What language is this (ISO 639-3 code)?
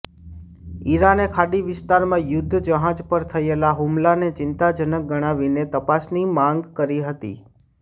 guj